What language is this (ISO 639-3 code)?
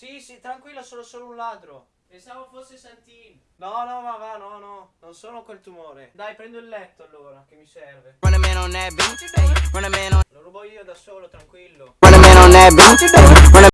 ita